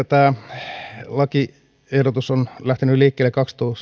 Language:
Finnish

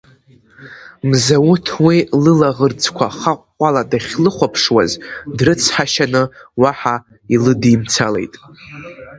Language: Abkhazian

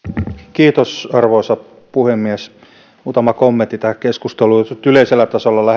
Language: Finnish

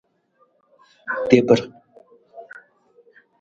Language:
Nawdm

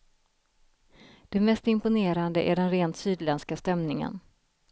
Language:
Swedish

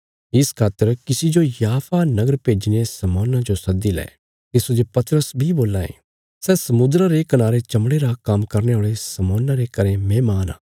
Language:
Bilaspuri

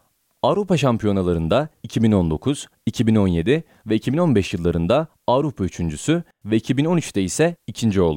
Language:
Turkish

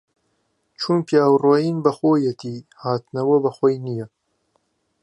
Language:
Central Kurdish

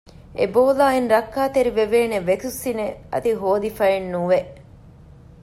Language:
Divehi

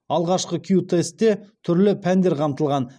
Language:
Kazakh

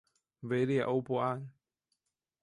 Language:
Chinese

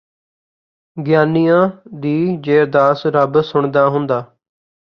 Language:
Punjabi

